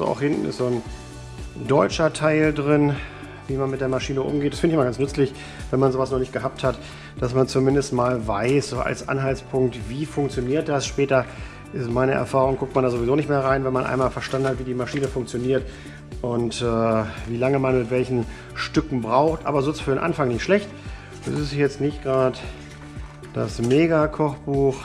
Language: German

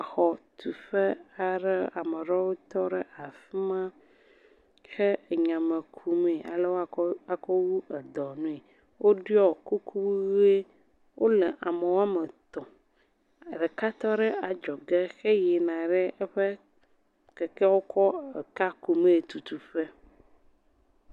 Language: Ewe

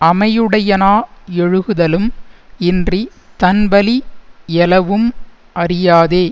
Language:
Tamil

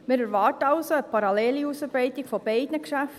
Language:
Swiss German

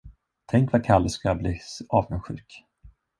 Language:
Swedish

